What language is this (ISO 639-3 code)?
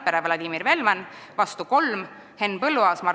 est